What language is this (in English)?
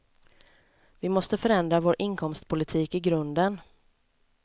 Swedish